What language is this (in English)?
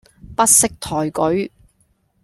Cantonese